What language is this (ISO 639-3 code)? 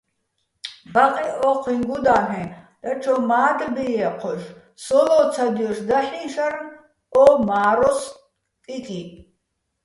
bbl